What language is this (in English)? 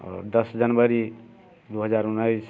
Maithili